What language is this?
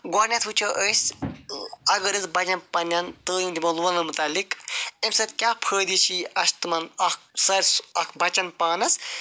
Kashmiri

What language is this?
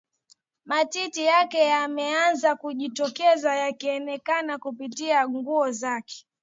Swahili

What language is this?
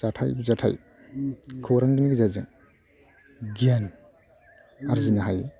Bodo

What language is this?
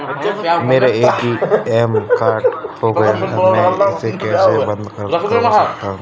Hindi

